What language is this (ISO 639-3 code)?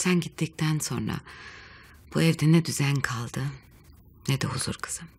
tur